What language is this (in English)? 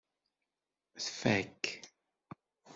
Kabyle